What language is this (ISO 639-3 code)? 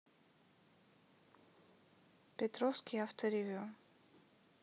rus